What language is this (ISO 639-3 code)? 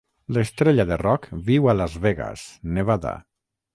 cat